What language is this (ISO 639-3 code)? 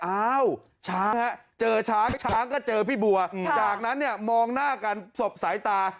tha